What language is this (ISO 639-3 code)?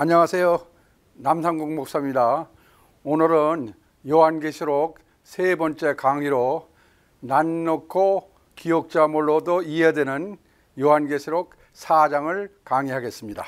kor